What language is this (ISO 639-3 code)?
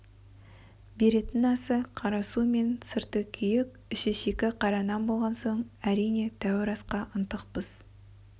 kaz